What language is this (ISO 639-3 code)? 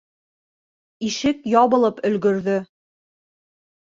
bak